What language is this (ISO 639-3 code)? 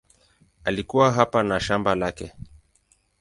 swa